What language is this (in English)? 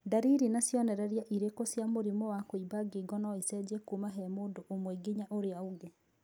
Kikuyu